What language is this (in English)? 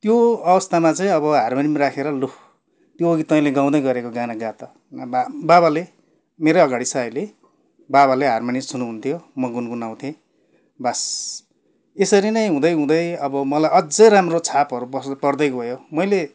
Nepali